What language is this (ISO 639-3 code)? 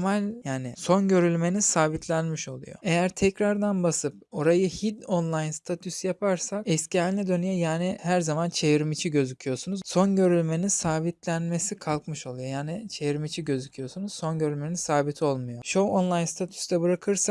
tur